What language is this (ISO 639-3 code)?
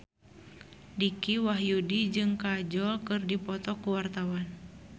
sun